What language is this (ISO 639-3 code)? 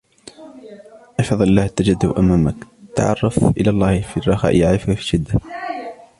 ara